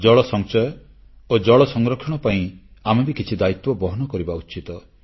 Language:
Odia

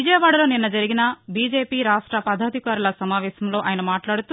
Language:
Telugu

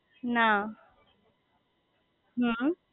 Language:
Gujarati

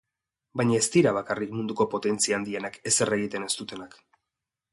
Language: Basque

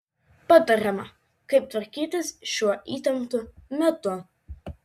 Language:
Lithuanian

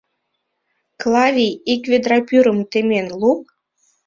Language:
Mari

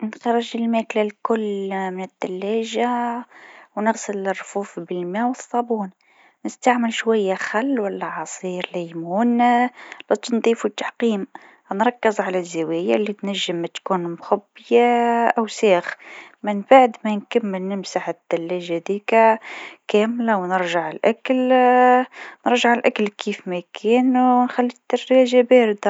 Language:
Tunisian Arabic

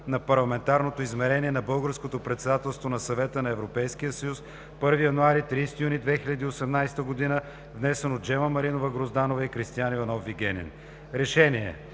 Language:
Bulgarian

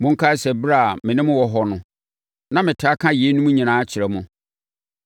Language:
Akan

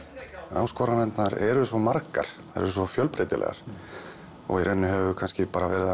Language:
Icelandic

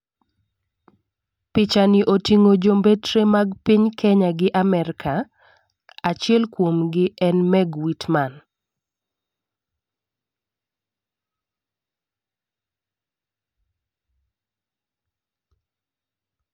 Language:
Luo (Kenya and Tanzania)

